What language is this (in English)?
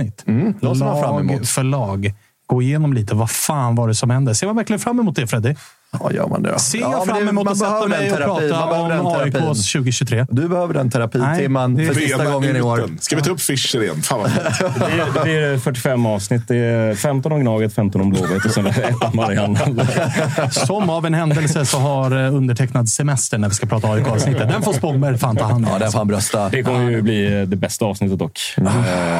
Swedish